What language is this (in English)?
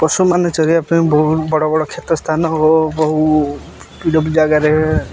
Odia